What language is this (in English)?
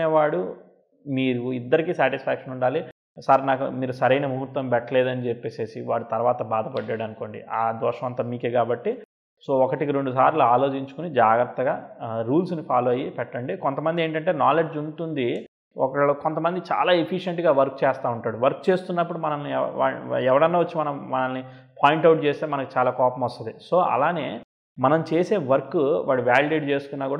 Telugu